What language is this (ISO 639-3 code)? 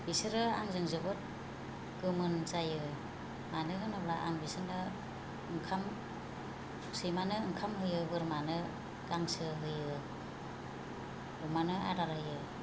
brx